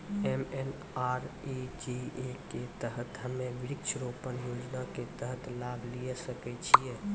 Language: Maithili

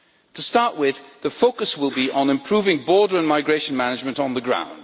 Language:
English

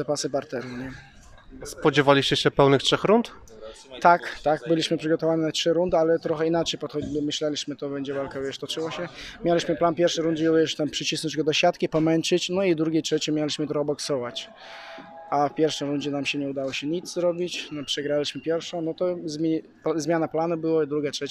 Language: Polish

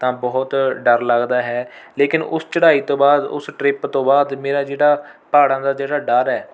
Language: Punjabi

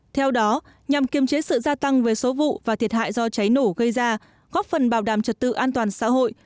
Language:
Vietnamese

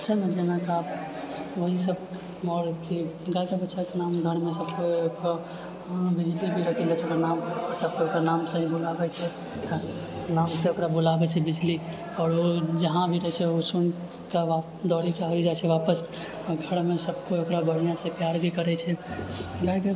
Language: Maithili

